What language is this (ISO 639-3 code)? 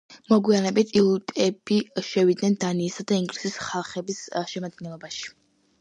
kat